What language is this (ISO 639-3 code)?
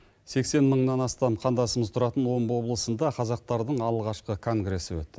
kaz